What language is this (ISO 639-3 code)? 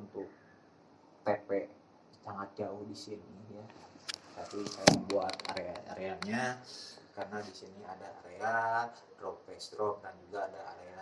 ind